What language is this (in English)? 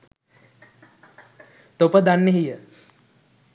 Sinhala